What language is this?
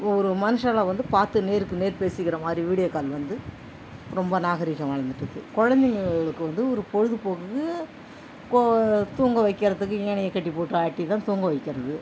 Tamil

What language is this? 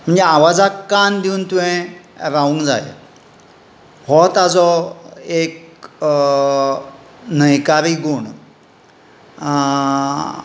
Konkani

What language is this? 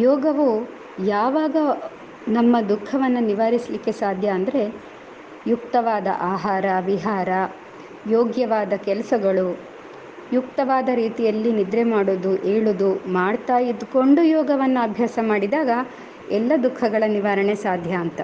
Kannada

